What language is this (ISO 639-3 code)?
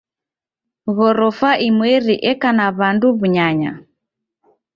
dav